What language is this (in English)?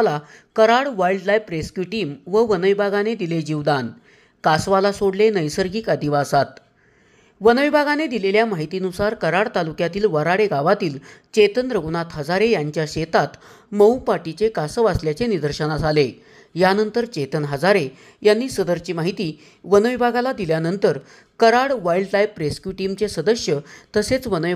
Marathi